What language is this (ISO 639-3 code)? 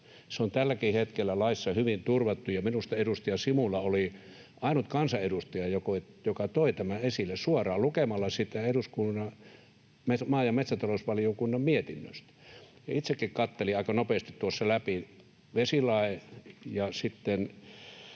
fin